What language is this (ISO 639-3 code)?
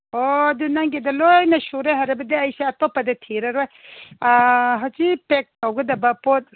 mni